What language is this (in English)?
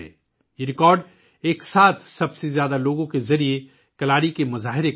Urdu